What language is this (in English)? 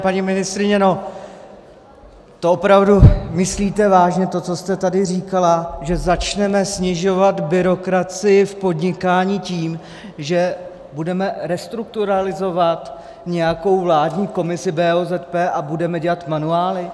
Czech